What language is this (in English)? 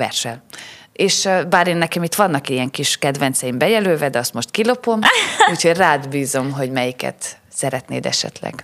Hungarian